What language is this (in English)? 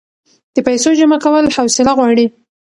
Pashto